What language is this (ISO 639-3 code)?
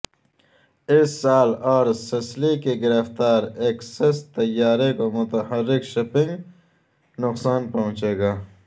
urd